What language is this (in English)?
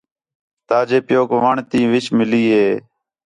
Khetrani